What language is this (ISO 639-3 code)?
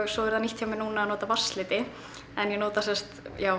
isl